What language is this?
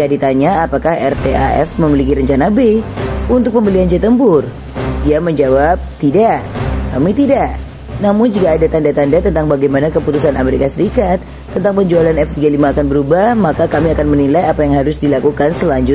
Indonesian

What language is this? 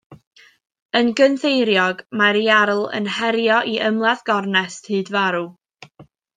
Welsh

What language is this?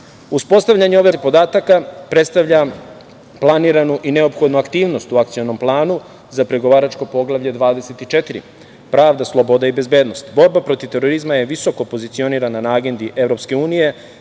Serbian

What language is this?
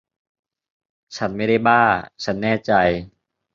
Thai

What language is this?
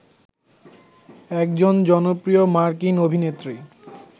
Bangla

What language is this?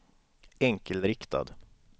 Swedish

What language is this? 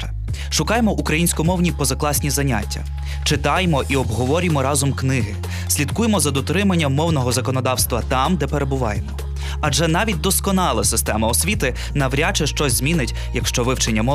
Ukrainian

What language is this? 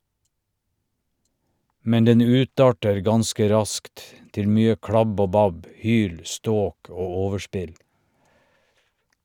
Norwegian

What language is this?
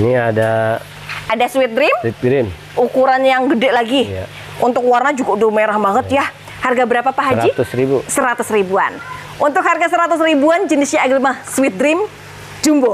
Indonesian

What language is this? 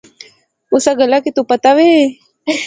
Pahari-Potwari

